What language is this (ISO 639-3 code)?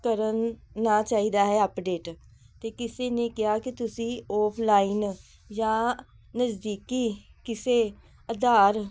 pan